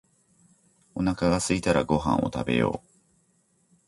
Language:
Japanese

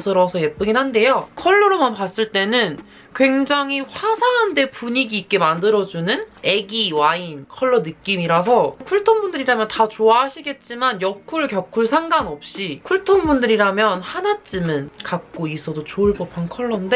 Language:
Korean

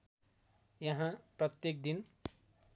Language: Nepali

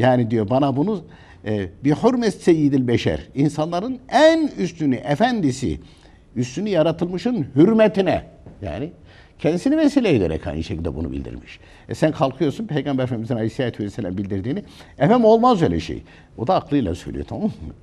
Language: Turkish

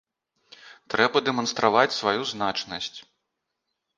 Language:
Belarusian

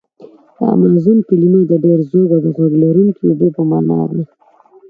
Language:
Pashto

